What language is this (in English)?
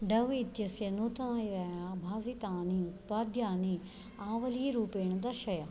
Sanskrit